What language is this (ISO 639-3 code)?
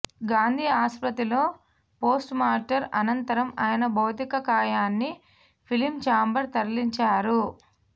tel